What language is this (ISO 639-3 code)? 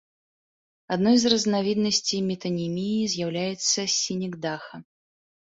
bel